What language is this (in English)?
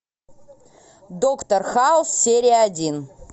Russian